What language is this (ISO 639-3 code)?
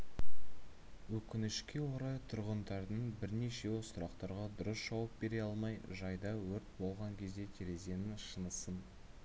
kaz